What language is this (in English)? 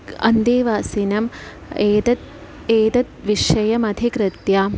Sanskrit